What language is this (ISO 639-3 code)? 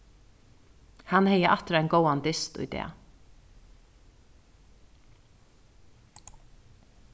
fao